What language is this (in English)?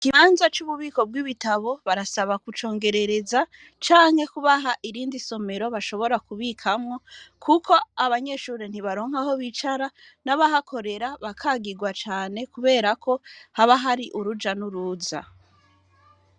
Rundi